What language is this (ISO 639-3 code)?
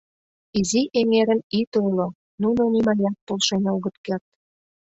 chm